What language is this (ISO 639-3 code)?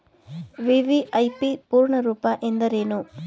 kan